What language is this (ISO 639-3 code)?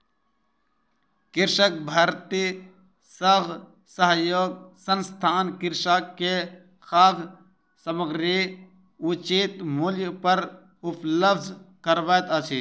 mai